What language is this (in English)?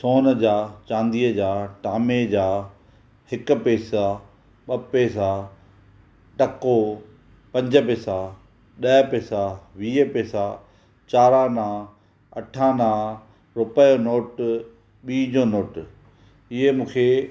Sindhi